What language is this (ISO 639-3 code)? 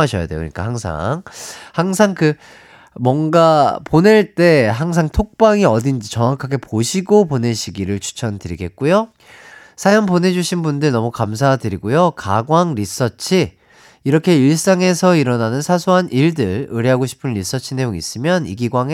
kor